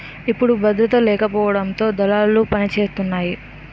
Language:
Telugu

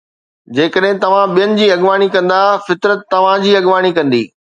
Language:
Sindhi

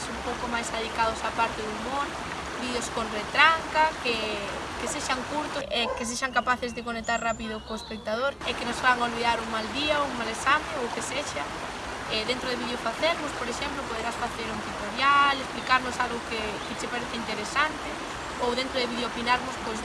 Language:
Galician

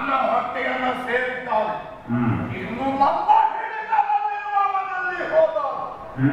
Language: Greek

